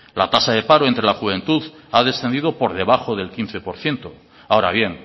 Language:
Spanish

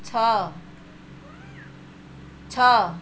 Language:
Odia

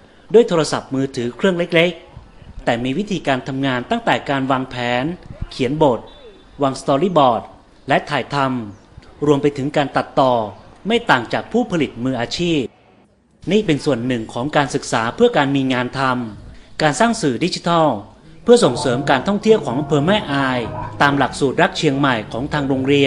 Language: Thai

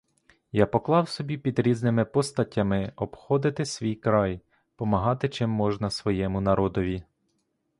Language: Ukrainian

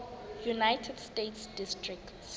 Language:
Southern Sotho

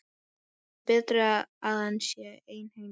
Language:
Icelandic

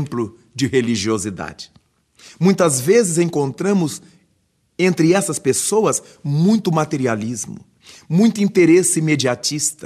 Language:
Portuguese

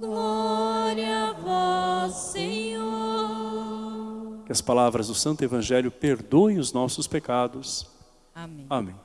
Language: Portuguese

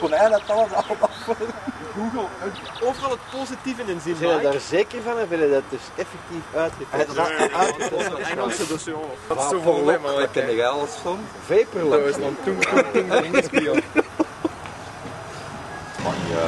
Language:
Dutch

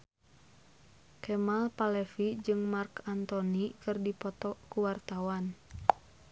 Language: Sundanese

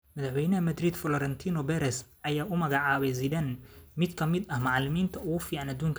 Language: Somali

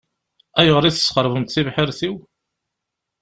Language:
Kabyle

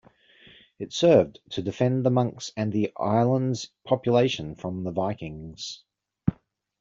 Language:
English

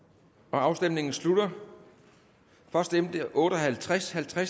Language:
Danish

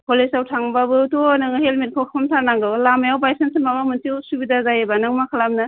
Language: Bodo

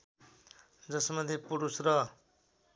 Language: Nepali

